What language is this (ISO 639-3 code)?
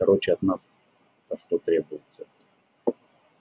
rus